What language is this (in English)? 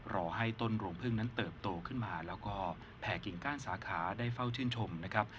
Thai